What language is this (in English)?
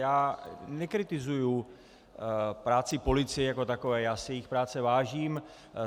Czech